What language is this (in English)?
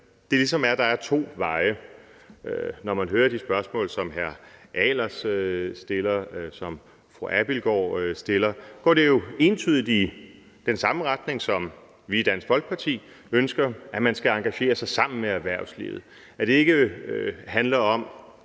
Danish